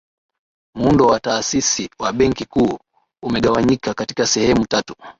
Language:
Swahili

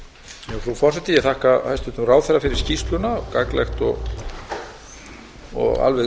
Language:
Icelandic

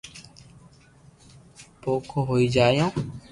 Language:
Loarki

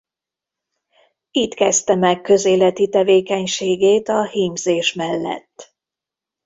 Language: Hungarian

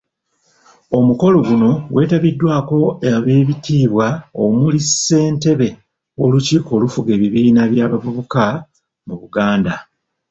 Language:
Ganda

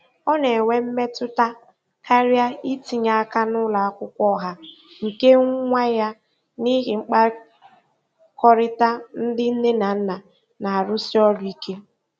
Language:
Igbo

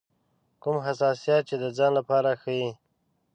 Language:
Pashto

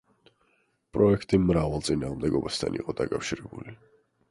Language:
Georgian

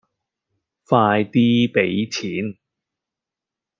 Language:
Cantonese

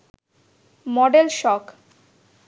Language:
Bangla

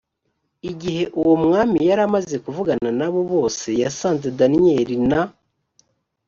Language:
Kinyarwanda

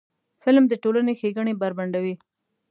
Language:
Pashto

